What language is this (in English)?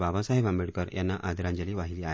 Marathi